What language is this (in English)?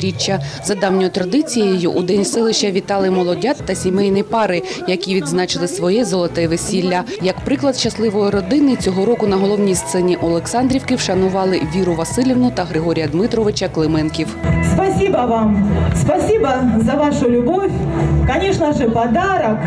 Ukrainian